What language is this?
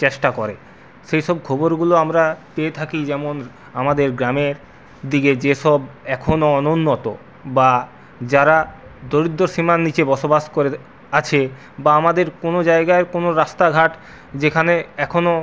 Bangla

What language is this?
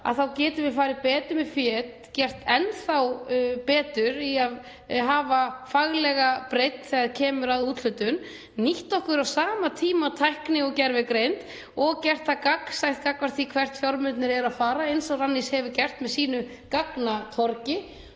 Icelandic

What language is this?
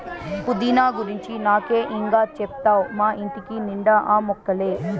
Telugu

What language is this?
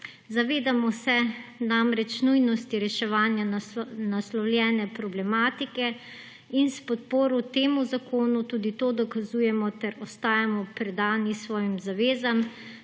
Slovenian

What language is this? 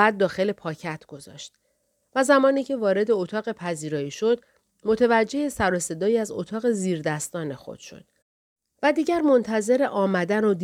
Persian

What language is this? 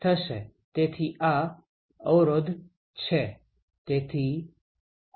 Gujarati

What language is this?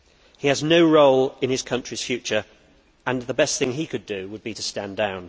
English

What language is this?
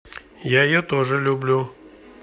Russian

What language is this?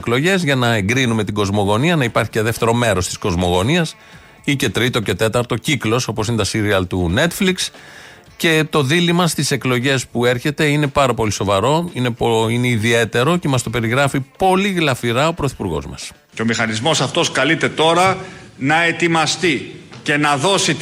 Greek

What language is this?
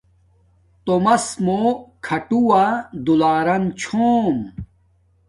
Domaaki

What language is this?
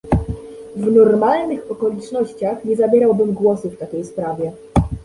Polish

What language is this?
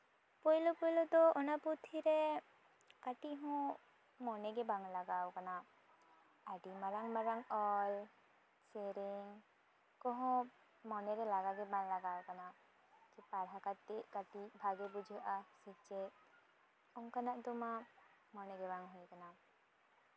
Santali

